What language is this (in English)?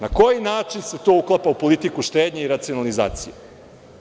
Serbian